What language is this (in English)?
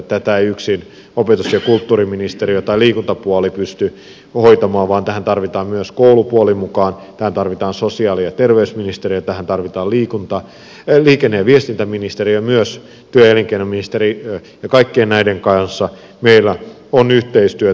Finnish